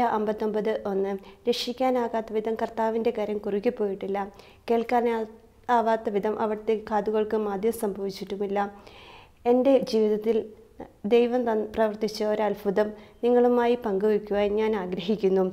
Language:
Malayalam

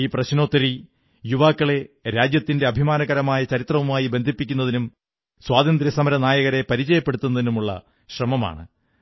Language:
Malayalam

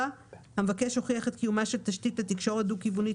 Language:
Hebrew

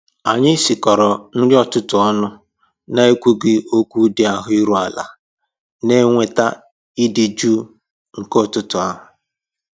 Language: Igbo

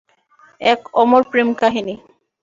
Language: Bangla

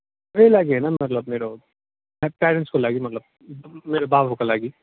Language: Nepali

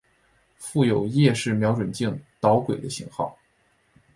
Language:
Chinese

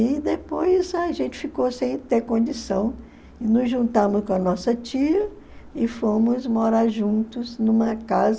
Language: Portuguese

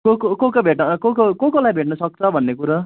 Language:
Nepali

